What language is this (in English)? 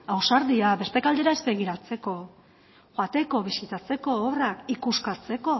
Basque